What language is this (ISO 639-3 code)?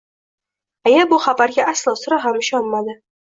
uzb